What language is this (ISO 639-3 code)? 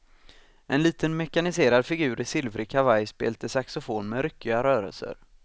swe